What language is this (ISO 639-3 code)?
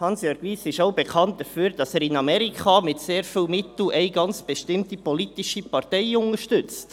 gsw